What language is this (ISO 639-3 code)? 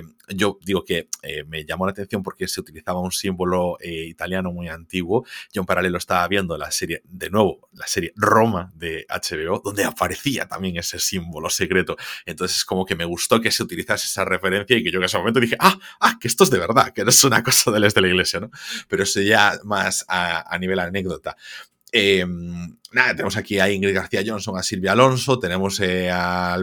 spa